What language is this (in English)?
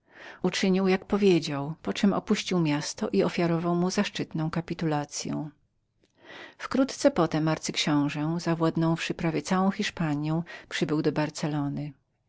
Polish